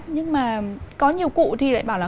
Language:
Vietnamese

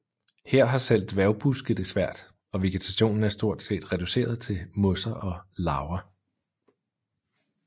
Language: Danish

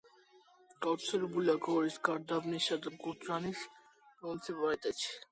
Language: Georgian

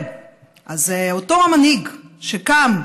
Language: Hebrew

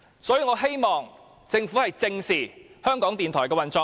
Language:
Cantonese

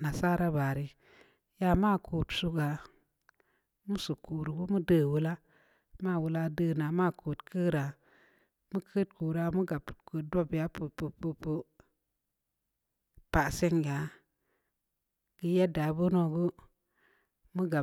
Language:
Samba Leko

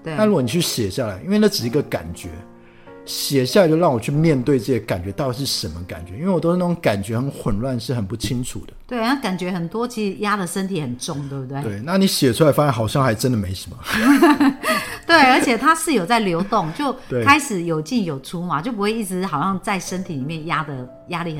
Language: Chinese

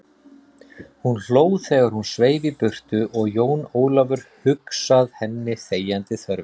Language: Icelandic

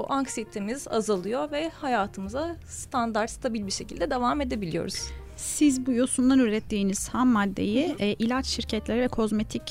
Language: Turkish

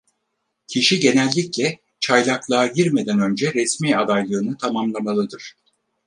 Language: Turkish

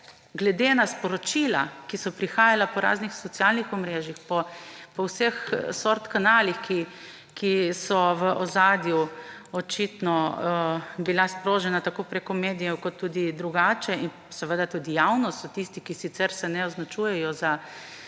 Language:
Slovenian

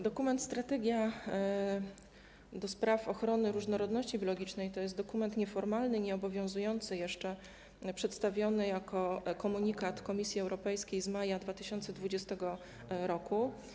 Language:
Polish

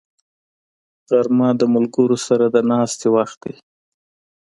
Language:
Pashto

